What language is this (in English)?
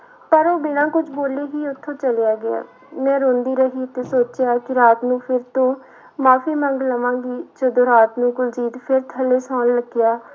Punjabi